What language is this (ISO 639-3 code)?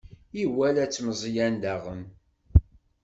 kab